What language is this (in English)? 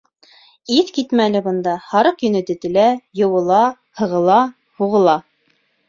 Bashkir